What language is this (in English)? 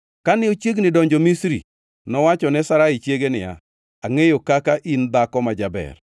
Luo (Kenya and Tanzania)